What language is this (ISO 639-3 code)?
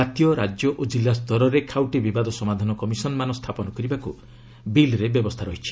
ori